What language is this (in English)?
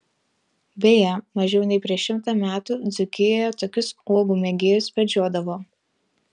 Lithuanian